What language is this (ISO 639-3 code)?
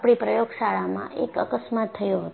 guj